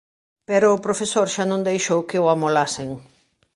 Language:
Galician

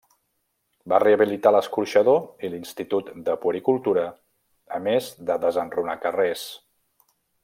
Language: Catalan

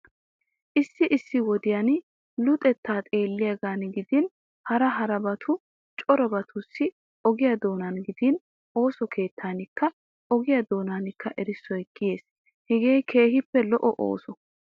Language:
Wolaytta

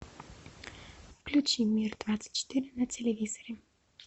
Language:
Russian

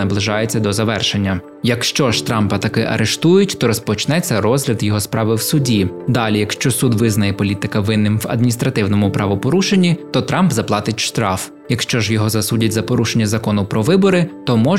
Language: Ukrainian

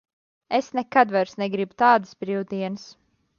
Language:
Latvian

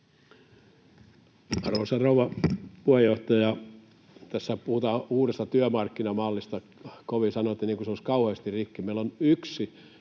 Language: Finnish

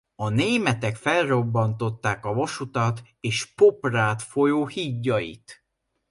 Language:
Hungarian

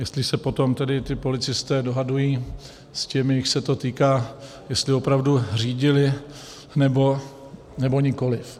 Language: Czech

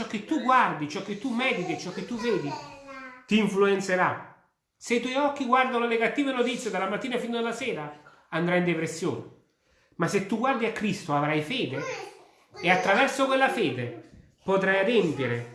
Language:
Italian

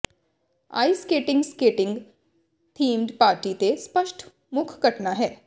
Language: Punjabi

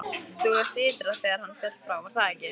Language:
Icelandic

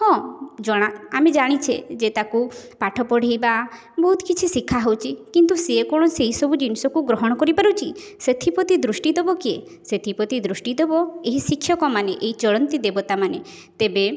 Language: Odia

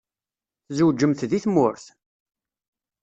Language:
Kabyle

